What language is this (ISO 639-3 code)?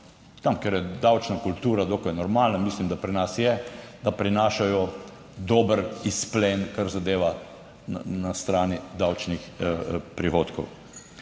slv